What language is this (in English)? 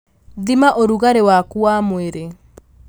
Kikuyu